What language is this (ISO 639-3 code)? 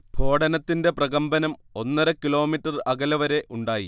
mal